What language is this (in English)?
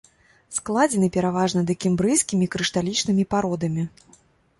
Belarusian